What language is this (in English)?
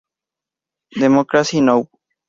Spanish